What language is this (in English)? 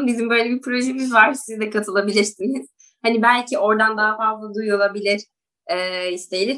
Turkish